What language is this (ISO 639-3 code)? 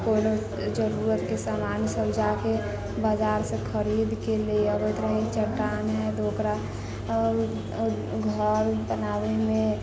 mai